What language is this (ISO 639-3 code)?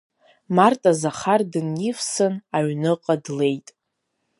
abk